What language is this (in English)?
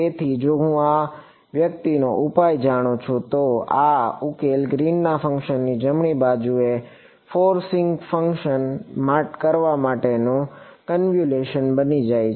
Gujarati